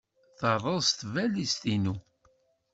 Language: Kabyle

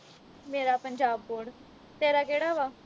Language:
Punjabi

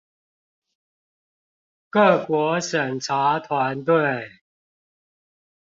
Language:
Chinese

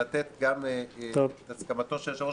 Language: Hebrew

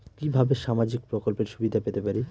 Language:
Bangla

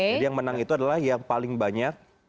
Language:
Indonesian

